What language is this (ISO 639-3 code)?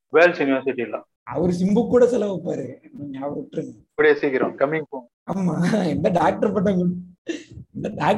tam